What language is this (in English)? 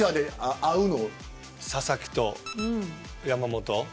Japanese